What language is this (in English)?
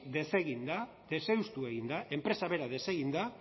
Basque